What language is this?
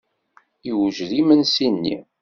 Kabyle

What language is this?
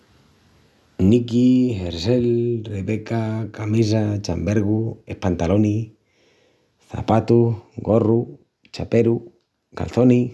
Extremaduran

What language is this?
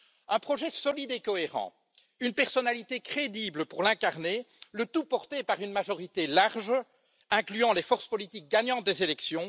French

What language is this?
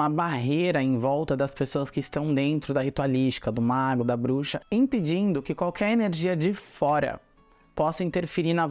Portuguese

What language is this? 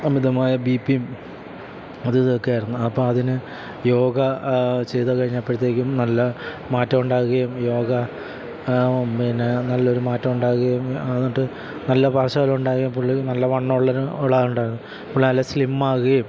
Malayalam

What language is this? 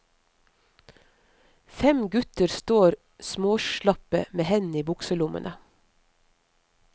Norwegian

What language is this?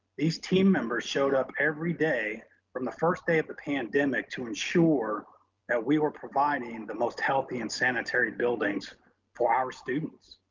English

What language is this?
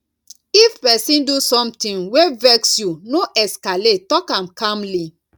Nigerian Pidgin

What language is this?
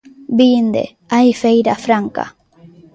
Galician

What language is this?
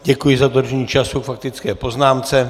Czech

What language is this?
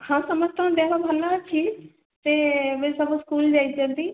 Odia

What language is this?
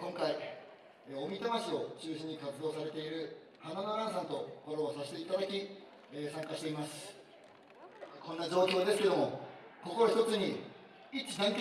Japanese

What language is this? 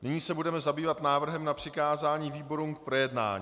Czech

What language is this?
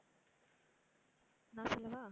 Tamil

